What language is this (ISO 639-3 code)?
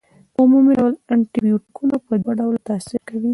pus